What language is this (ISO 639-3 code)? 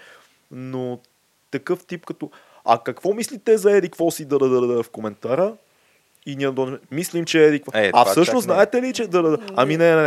bul